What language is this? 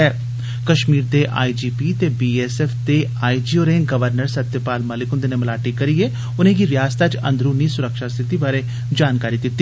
Dogri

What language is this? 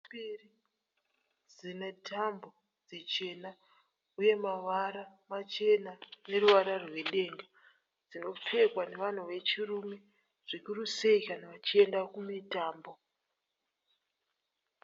Shona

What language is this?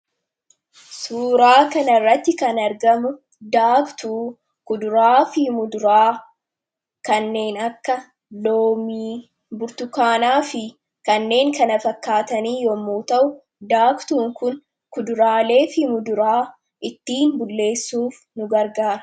Oromo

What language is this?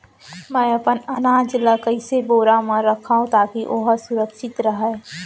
Chhattisgarhi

